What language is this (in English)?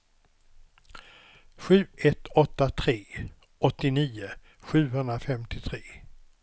Swedish